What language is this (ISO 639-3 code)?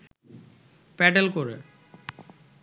ben